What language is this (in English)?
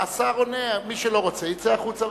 Hebrew